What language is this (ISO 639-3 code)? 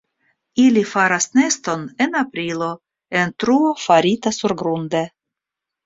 epo